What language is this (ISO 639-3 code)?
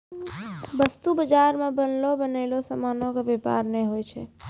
mai